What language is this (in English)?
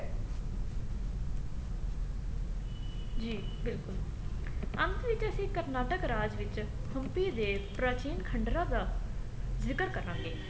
Punjabi